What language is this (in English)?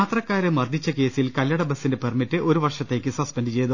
Malayalam